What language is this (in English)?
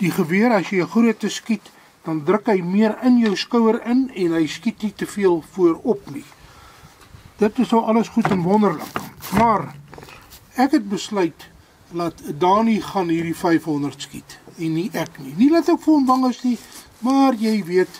Dutch